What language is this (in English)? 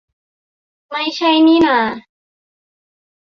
Thai